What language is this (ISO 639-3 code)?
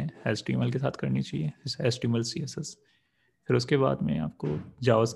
hin